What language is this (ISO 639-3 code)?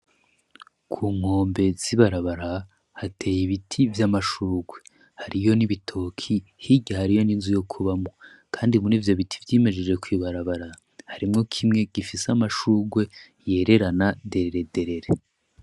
run